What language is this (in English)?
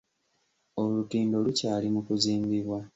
Ganda